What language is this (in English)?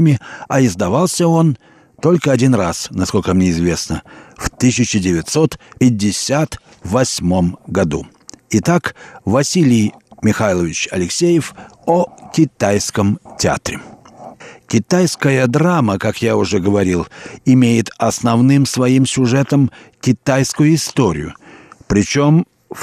Russian